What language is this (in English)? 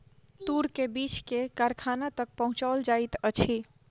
Maithili